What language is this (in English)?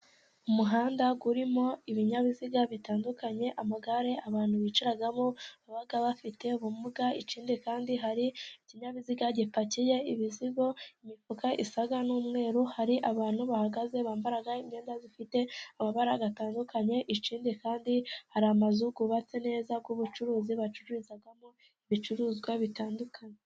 Kinyarwanda